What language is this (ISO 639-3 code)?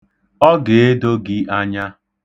ibo